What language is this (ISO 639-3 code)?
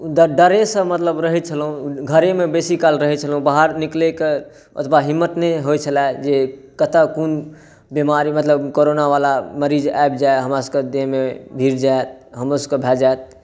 mai